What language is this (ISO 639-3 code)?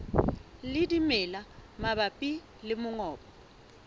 sot